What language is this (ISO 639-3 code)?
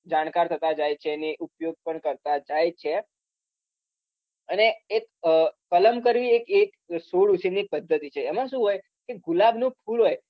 guj